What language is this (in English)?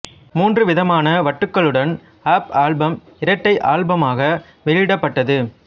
Tamil